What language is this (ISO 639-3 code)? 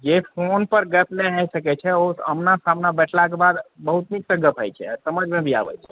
mai